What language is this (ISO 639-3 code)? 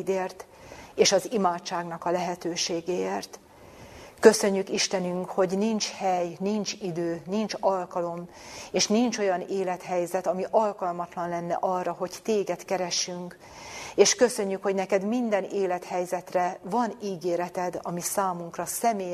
hun